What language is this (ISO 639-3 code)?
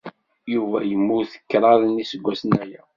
kab